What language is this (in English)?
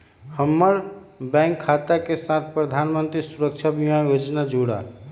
Magahi